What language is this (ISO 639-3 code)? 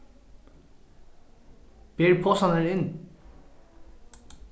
fao